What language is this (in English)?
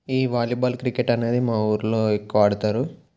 Telugu